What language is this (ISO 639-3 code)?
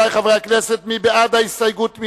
heb